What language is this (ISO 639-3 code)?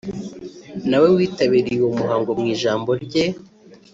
kin